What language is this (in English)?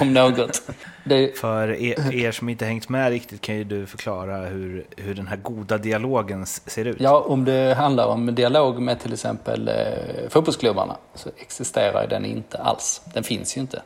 Swedish